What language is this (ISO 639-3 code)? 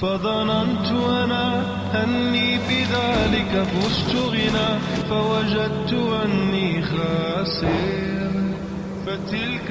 tur